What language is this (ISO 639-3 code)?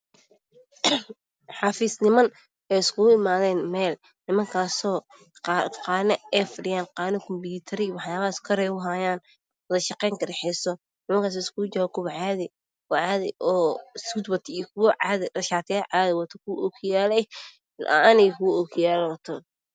som